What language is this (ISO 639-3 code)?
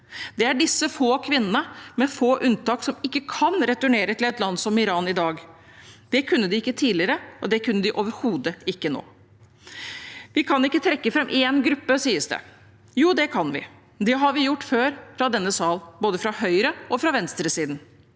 nor